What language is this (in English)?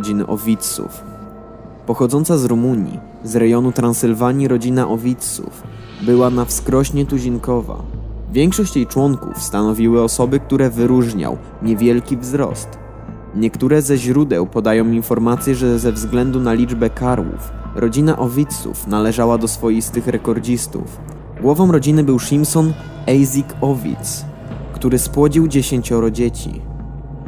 Polish